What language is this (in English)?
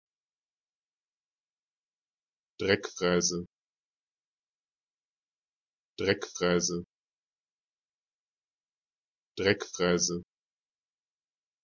German